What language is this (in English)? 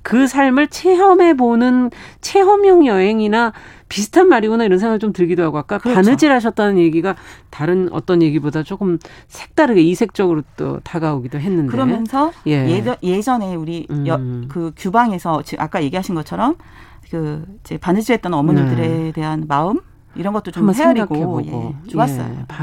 Korean